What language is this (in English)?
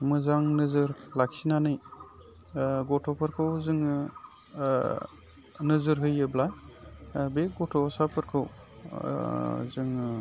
Bodo